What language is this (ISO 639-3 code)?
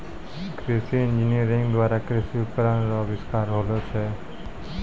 mai